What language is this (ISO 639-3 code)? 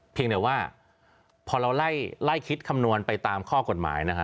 tha